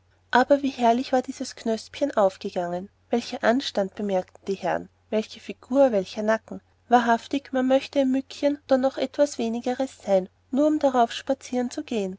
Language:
German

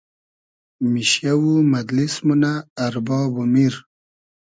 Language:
Hazaragi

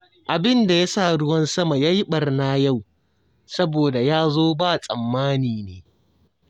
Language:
Hausa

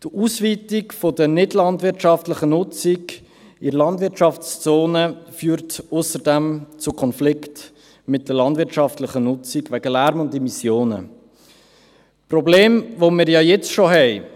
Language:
Swiss German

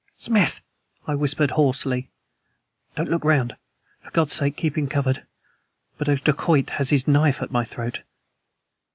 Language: English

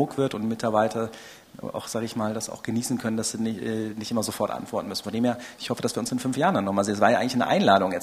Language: German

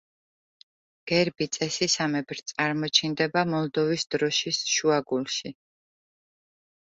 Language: Georgian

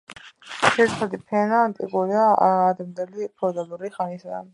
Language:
Georgian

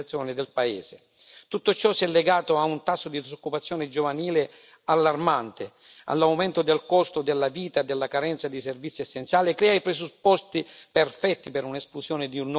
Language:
Italian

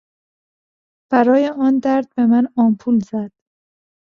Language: Persian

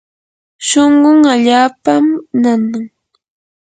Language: Yanahuanca Pasco Quechua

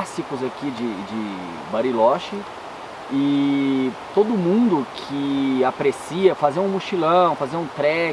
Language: Portuguese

